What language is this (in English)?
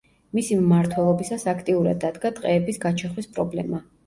Georgian